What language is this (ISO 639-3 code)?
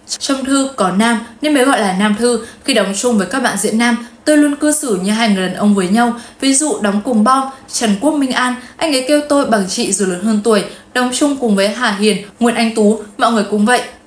vie